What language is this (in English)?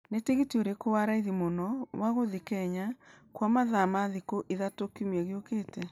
Kikuyu